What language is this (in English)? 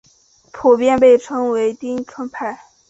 Chinese